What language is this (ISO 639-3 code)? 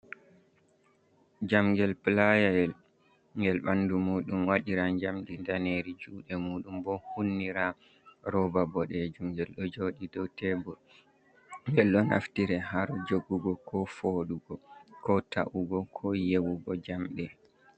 ful